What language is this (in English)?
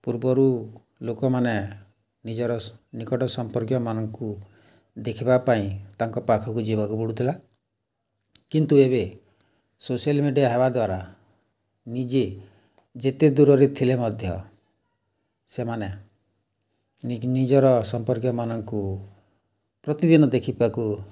Odia